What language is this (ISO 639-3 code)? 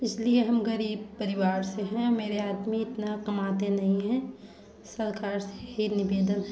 hin